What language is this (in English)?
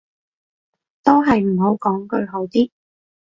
Cantonese